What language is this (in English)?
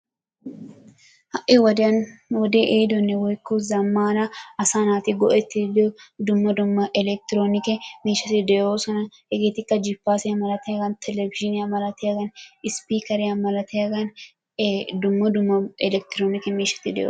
Wolaytta